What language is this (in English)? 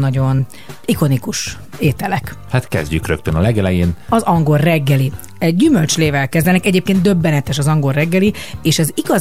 Hungarian